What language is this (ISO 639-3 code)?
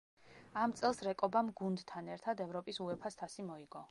kat